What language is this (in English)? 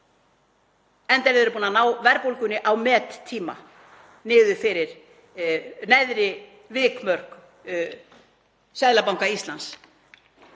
Icelandic